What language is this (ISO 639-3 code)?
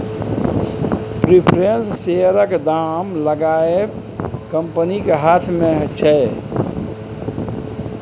mai